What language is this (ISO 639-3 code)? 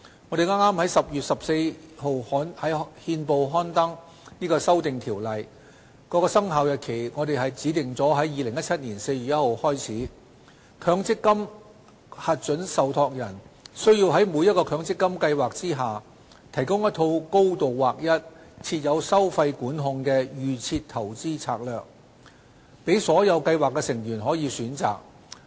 yue